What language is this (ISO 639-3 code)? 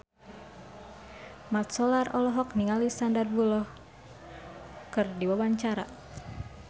sun